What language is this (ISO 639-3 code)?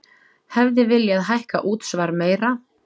isl